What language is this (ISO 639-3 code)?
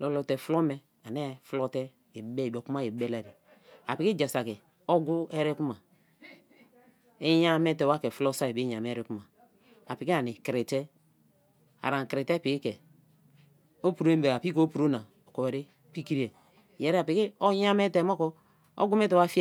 ijn